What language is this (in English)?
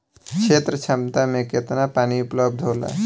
Bhojpuri